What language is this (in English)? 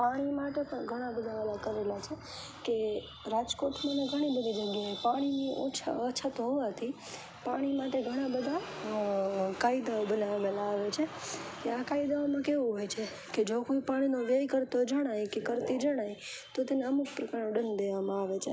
Gujarati